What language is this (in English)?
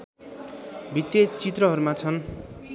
Nepali